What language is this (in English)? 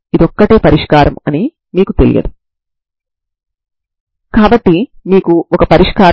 Telugu